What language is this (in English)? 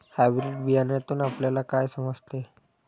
Marathi